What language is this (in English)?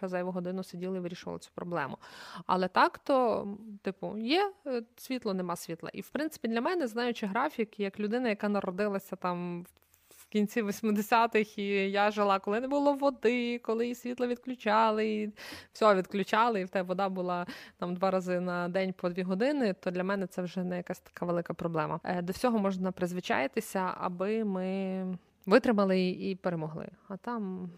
Ukrainian